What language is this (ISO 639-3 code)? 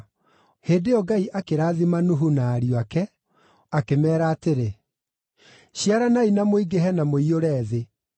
kik